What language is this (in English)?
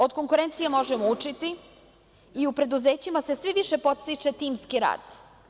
Serbian